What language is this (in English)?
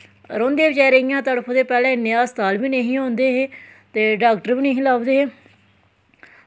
Dogri